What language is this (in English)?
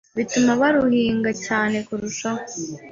Kinyarwanda